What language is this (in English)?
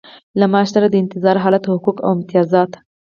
Pashto